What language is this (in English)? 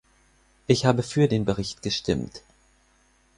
German